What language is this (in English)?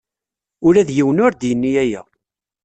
Kabyle